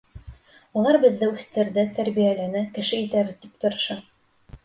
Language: Bashkir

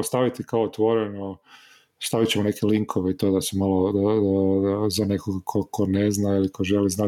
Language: Croatian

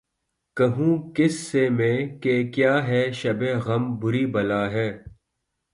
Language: Urdu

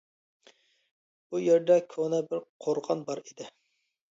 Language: Uyghur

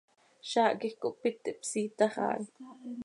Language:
Seri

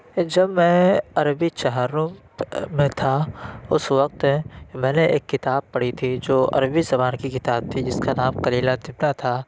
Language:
Urdu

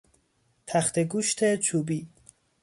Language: Persian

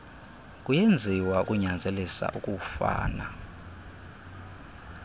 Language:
Xhosa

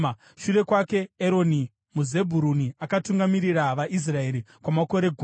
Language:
Shona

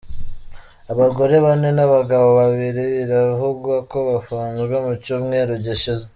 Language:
Kinyarwanda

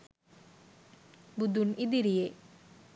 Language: Sinhala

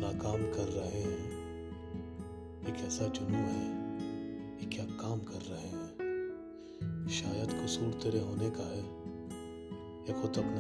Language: Urdu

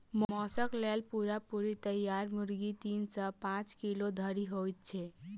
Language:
Maithili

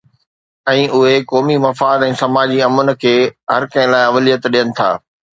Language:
Sindhi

